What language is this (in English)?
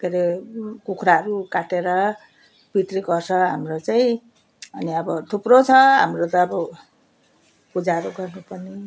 Nepali